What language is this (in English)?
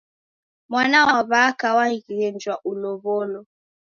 Taita